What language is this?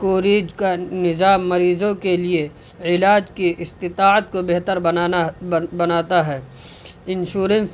Urdu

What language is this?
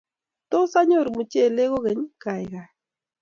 Kalenjin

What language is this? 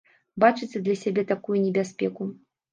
Belarusian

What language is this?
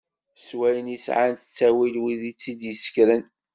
Kabyle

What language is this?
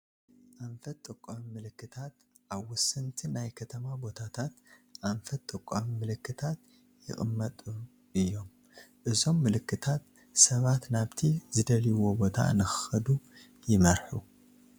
Tigrinya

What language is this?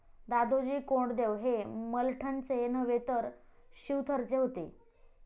Marathi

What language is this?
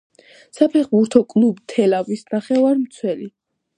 Georgian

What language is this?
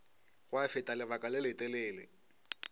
Northern Sotho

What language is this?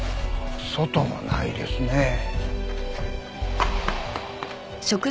Japanese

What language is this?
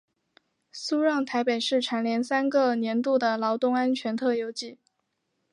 Chinese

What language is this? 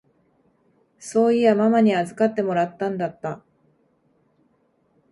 Japanese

